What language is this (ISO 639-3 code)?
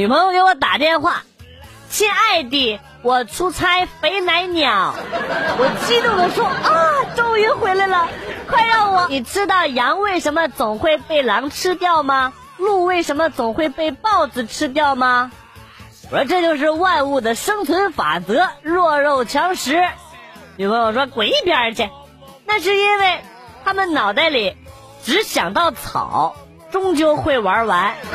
zho